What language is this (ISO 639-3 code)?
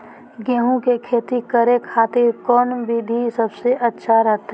mag